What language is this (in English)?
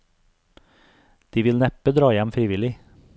Norwegian